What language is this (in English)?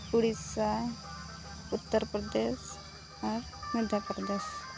Santali